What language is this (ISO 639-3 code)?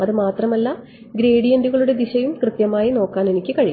mal